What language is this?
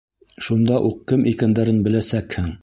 Bashkir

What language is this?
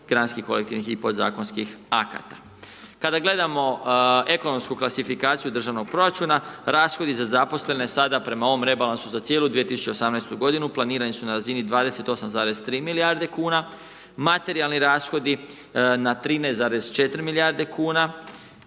Croatian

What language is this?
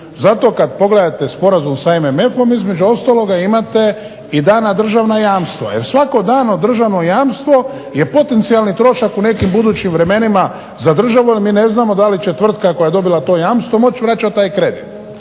Croatian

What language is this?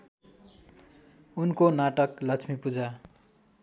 Nepali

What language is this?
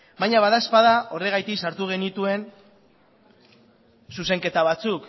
Basque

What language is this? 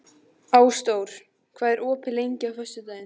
Icelandic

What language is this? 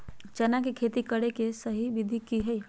Magahi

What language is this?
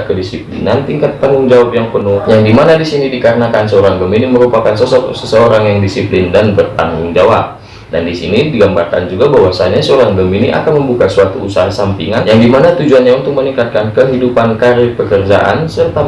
Indonesian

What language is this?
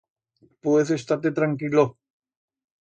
Aragonese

